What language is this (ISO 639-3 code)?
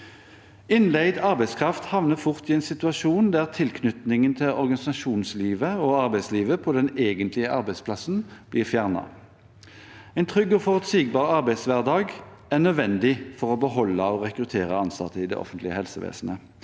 nor